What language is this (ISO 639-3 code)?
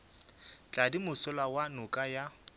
nso